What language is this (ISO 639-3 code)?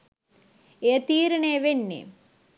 sin